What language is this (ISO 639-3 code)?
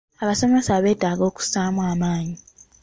lug